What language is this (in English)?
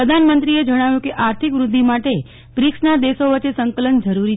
Gujarati